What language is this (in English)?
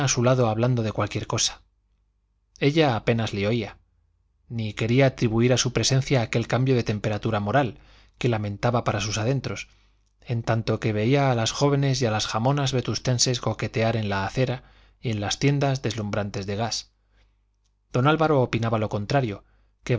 Spanish